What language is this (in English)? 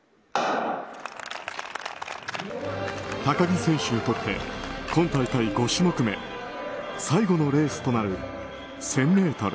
Japanese